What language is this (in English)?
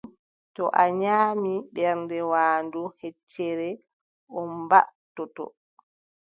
Adamawa Fulfulde